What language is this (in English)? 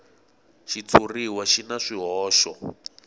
Tsonga